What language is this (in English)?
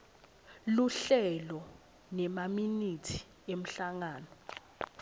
Swati